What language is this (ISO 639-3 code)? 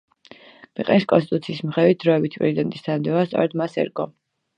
kat